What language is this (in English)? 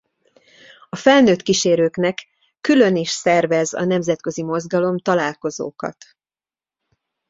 Hungarian